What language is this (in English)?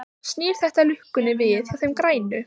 Icelandic